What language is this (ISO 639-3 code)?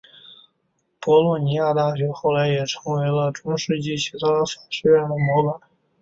zho